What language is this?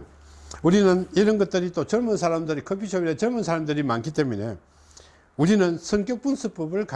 Korean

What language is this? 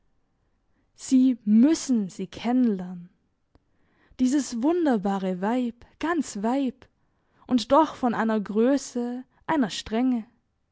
German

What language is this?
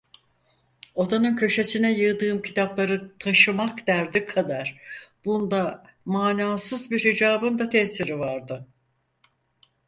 Turkish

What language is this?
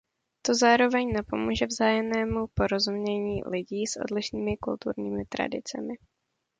Czech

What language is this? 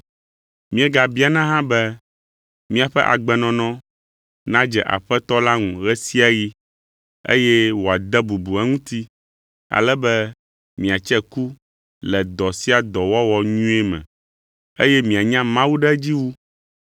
Ewe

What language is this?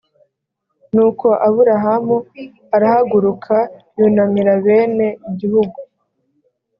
Kinyarwanda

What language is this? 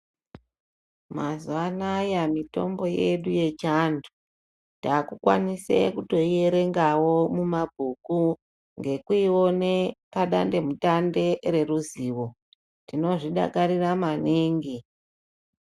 Ndau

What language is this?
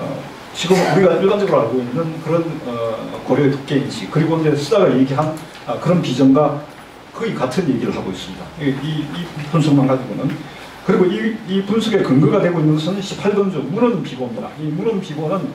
Korean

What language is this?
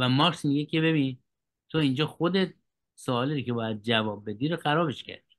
Persian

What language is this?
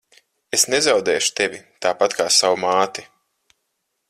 Latvian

